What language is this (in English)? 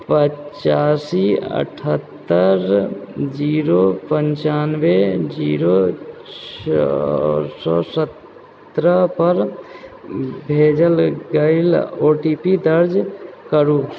Maithili